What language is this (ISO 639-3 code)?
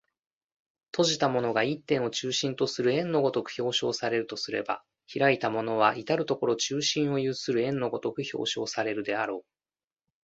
jpn